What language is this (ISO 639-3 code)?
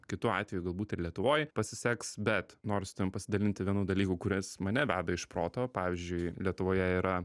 lit